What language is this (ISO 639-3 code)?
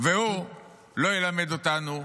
heb